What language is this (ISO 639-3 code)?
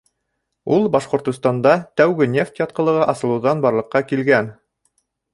bak